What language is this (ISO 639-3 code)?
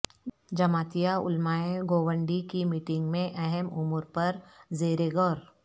urd